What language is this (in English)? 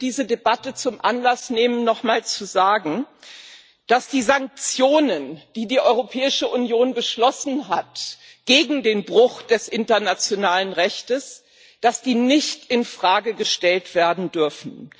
German